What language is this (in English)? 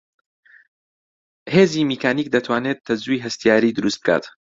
Central Kurdish